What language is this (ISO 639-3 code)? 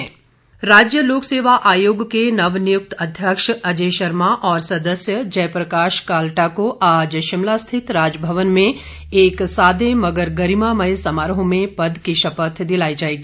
hin